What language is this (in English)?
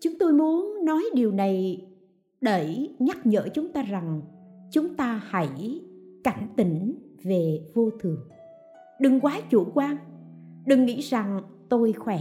Vietnamese